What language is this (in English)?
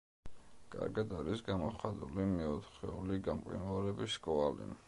Georgian